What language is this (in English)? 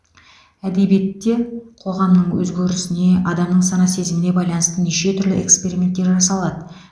Kazakh